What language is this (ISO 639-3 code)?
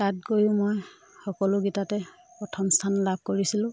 asm